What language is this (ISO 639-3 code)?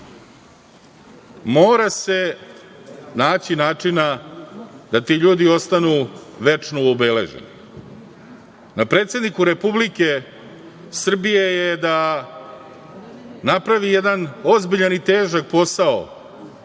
srp